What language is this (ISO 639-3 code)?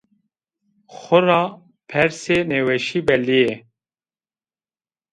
zza